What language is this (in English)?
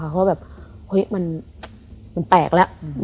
Thai